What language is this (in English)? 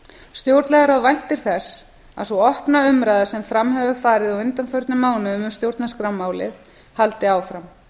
Icelandic